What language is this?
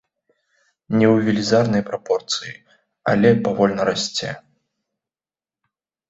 Belarusian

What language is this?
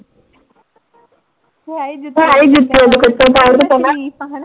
Punjabi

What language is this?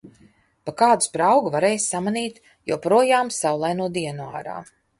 Latvian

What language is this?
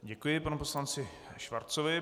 Czech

